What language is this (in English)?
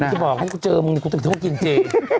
Thai